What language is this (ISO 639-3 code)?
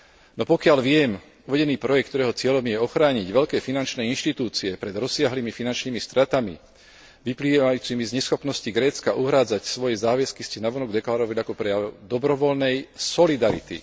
slk